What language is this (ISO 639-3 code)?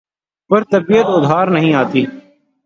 urd